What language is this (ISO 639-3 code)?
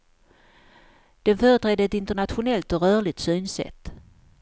swe